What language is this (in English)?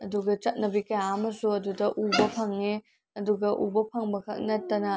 Manipuri